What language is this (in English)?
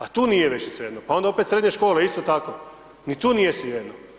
Croatian